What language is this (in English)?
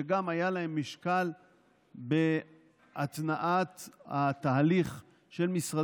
Hebrew